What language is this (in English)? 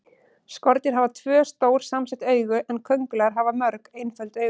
Icelandic